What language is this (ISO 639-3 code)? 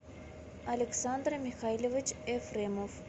rus